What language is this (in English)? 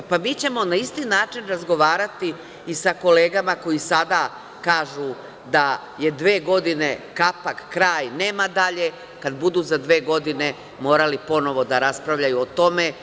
Serbian